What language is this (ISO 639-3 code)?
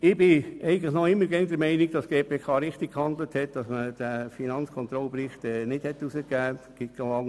gsw